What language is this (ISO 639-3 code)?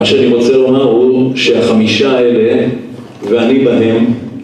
heb